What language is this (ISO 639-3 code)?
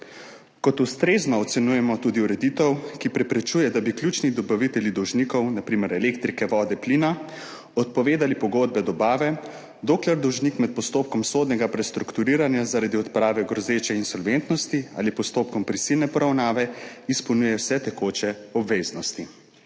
slv